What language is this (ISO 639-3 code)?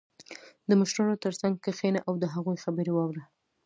pus